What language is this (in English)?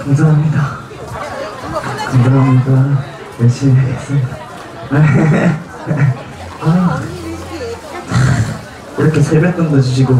Korean